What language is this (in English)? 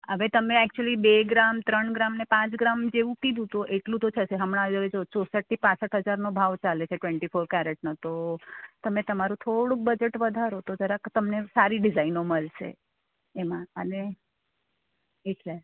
Gujarati